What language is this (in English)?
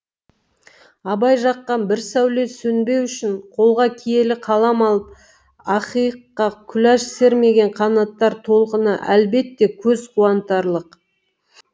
Kazakh